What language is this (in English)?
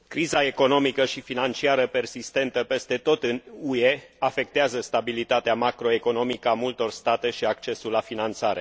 Romanian